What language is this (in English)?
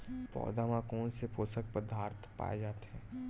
Chhattisgarhi